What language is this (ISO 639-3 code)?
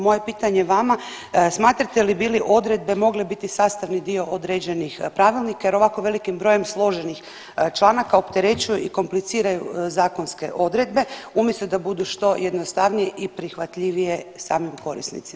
hrv